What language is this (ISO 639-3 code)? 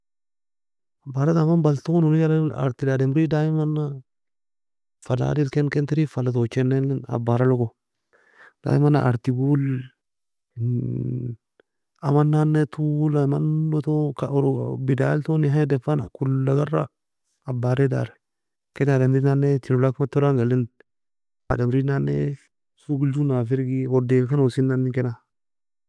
fia